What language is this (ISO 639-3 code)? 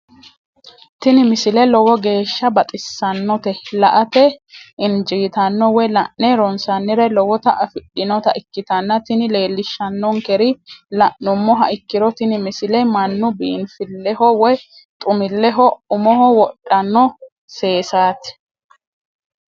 sid